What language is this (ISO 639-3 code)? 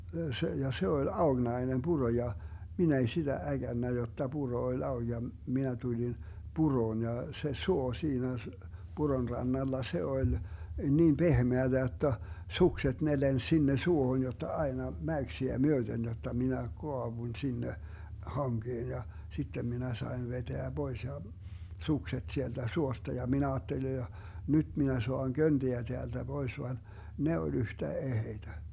fin